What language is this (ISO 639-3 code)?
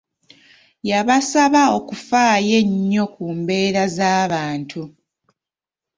lug